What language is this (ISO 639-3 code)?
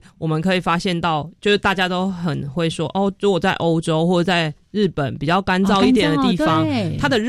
zho